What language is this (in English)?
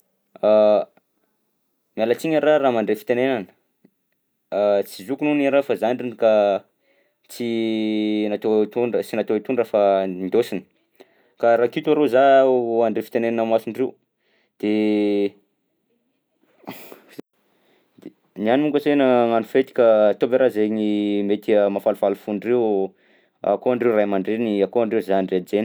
Southern Betsimisaraka Malagasy